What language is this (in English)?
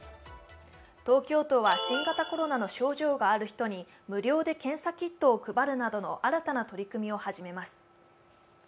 Japanese